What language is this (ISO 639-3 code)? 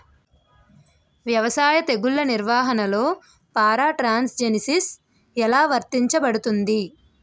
tel